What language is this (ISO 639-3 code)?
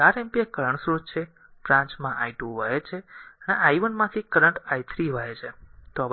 guj